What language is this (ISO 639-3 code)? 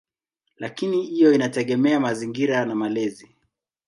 swa